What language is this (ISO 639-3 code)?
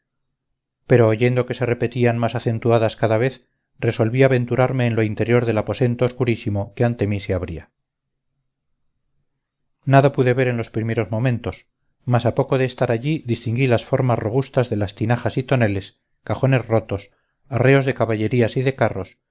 spa